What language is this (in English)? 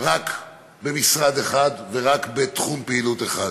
Hebrew